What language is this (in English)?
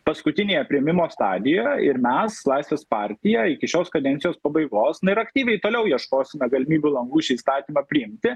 Lithuanian